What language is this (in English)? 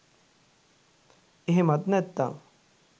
Sinhala